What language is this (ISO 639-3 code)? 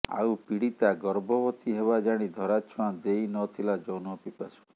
ori